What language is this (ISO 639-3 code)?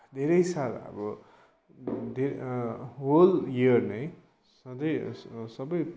nep